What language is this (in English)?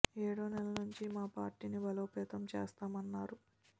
Telugu